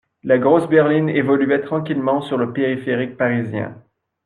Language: French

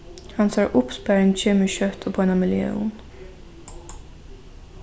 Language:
Faroese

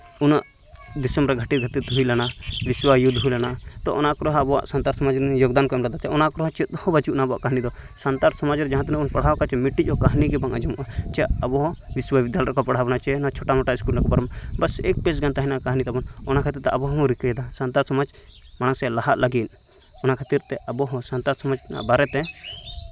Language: Santali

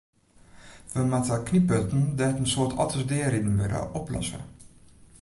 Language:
Western Frisian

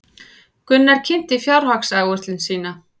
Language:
Icelandic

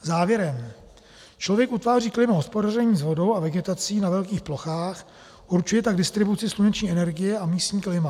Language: Czech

